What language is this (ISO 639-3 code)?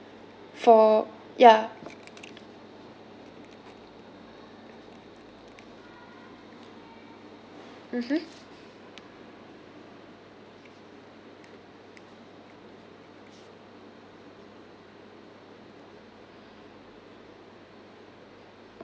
eng